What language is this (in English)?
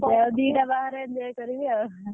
Odia